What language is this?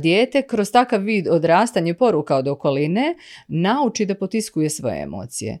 Croatian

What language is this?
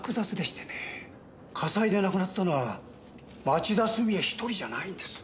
Japanese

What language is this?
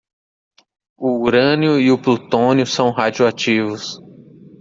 Portuguese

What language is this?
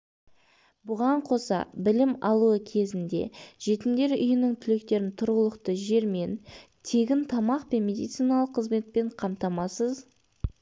Kazakh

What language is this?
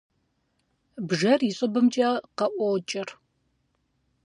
Kabardian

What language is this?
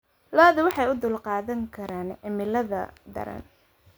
Somali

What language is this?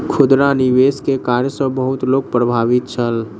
Maithili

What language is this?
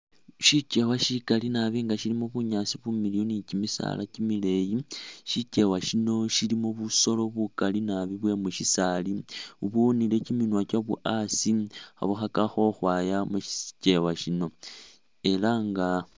Masaaba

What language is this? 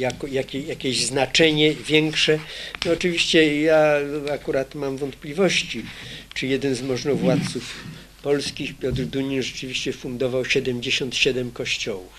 Polish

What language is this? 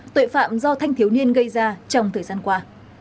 Vietnamese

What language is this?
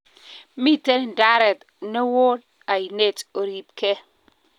Kalenjin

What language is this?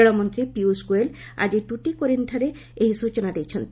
Odia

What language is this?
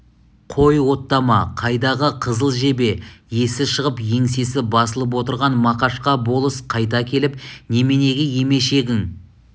Kazakh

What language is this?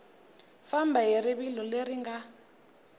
Tsonga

